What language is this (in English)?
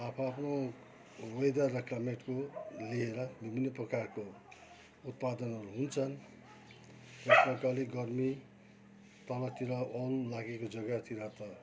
Nepali